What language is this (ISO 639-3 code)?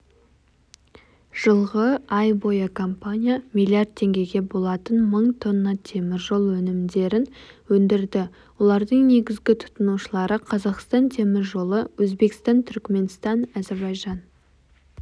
kaz